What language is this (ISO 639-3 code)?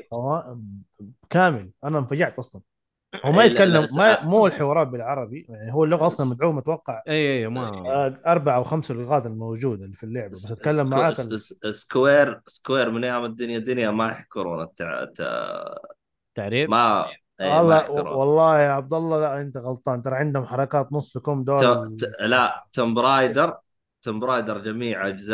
ara